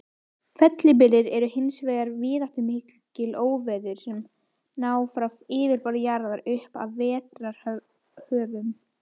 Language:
Icelandic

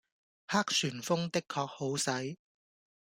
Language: Cantonese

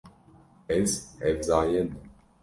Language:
Kurdish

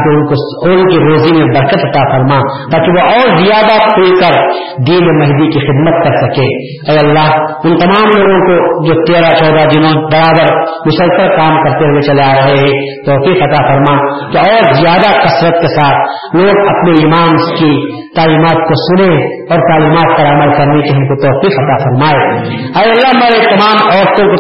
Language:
Urdu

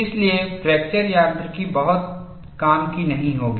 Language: Hindi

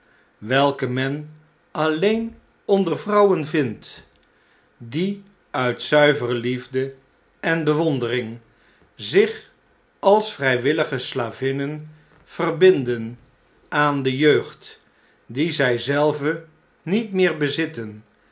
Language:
Dutch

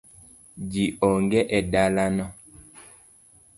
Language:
Luo (Kenya and Tanzania)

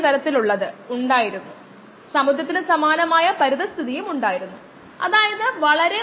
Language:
Malayalam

